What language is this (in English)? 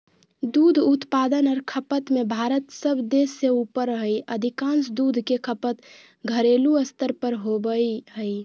Magahi